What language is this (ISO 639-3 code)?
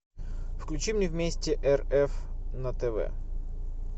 rus